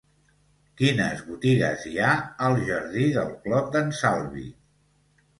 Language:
Catalan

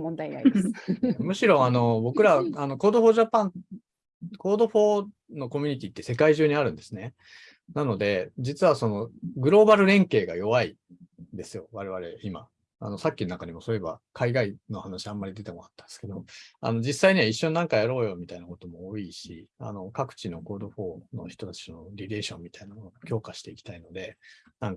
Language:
Japanese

